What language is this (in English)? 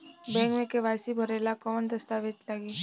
Bhojpuri